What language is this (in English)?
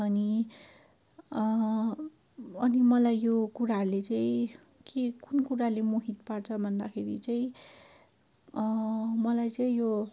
Nepali